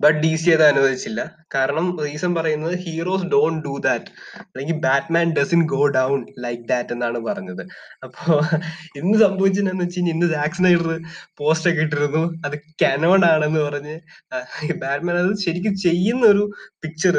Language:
Malayalam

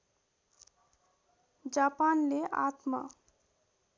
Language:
Nepali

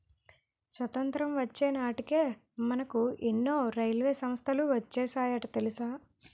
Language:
Telugu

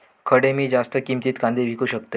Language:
Marathi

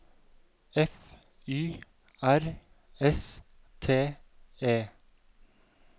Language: Norwegian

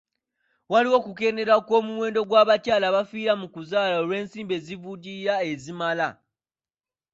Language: Ganda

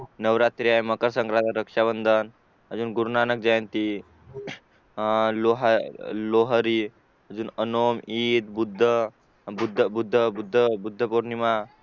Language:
Marathi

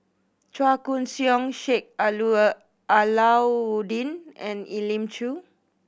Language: English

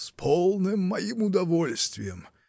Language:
Russian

